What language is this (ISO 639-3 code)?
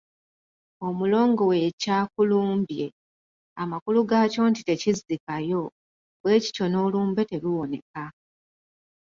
lug